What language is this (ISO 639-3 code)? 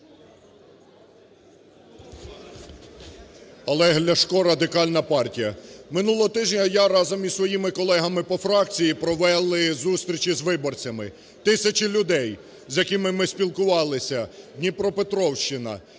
ukr